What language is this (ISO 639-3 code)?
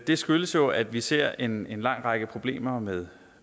dan